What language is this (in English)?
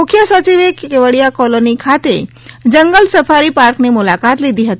Gujarati